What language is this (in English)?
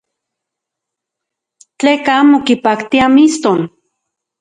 Central Puebla Nahuatl